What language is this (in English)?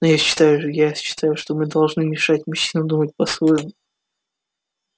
Russian